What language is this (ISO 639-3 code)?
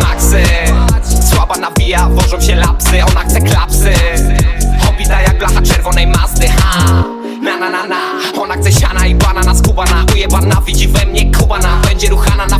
pol